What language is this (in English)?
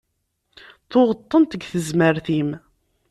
Kabyle